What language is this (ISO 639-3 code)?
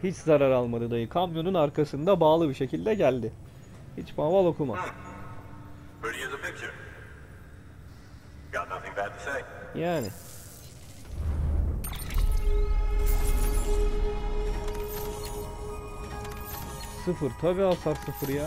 tur